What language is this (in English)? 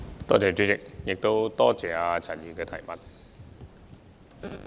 Cantonese